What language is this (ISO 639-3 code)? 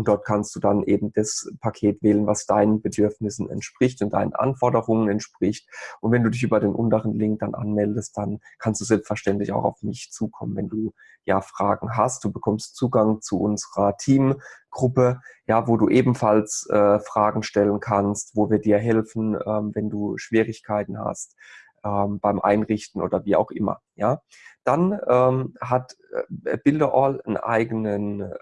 deu